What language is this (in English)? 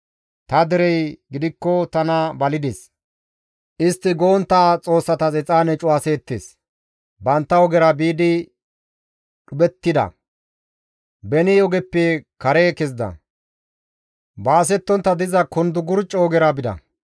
Gamo